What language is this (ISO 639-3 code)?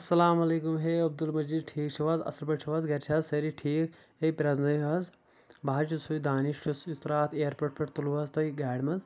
kas